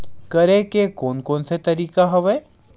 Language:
Chhattisgarhi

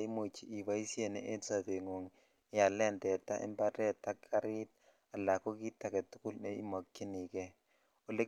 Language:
Kalenjin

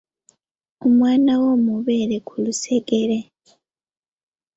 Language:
Ganda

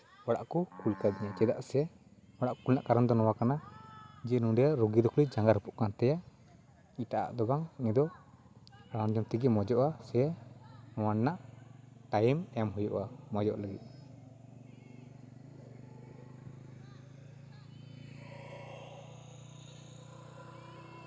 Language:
Santali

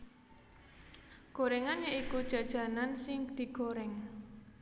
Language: Javanese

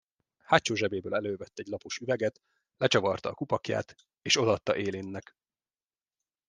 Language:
Hungarian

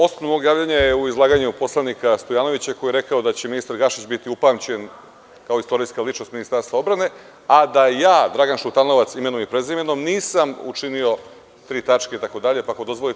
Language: Serbian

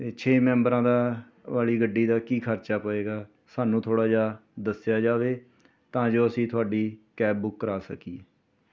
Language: Punjabi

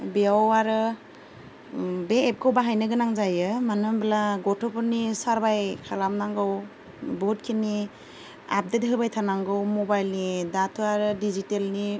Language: Bodo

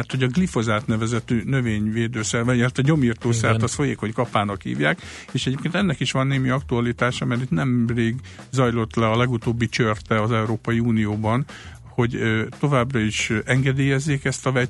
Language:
Hungarian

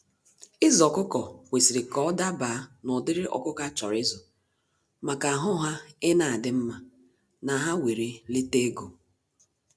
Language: Igbo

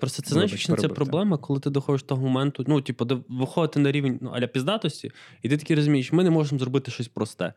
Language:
Ukrainian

